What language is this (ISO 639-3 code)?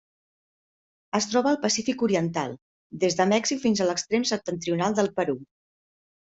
cat